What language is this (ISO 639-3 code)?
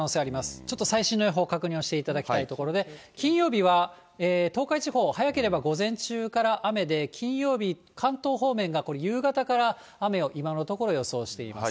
jpn